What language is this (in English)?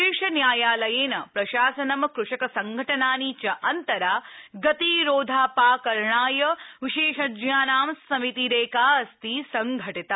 Sanskrit